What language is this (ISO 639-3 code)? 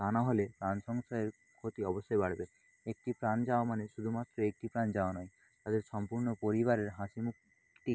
ben